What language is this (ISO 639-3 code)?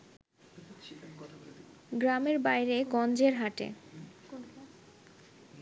ben